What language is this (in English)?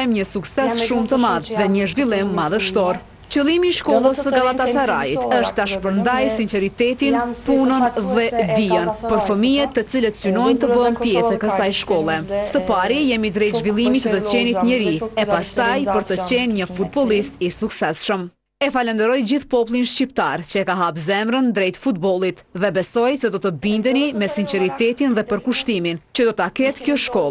Lithuanian